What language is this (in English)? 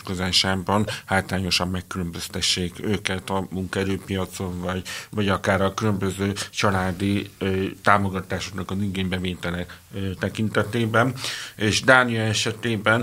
Hungarian